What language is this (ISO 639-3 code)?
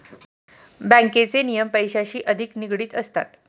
mar